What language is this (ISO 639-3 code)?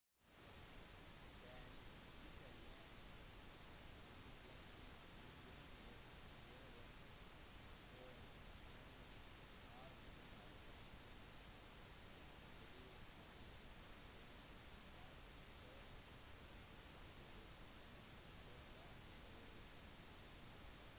nob